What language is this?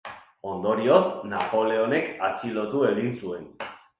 Basque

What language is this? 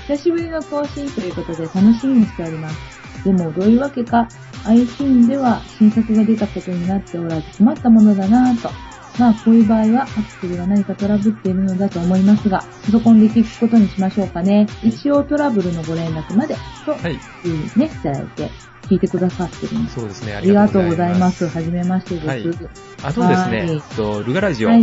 Japanese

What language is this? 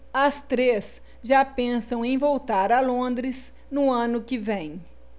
Portuguese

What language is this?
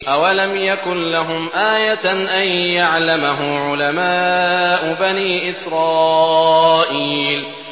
Arabic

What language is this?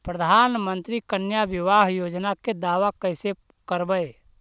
Magahi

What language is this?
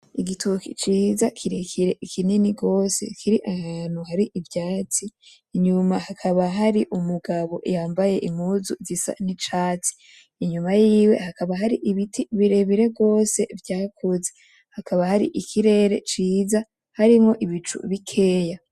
Rundi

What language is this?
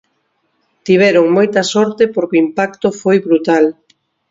Galician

